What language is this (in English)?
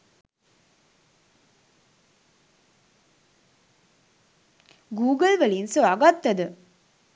Sinhala